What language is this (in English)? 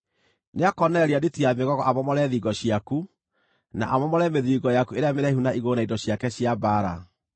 Kikuyu